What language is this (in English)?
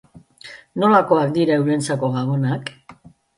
Basque